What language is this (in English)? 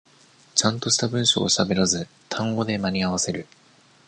Japanese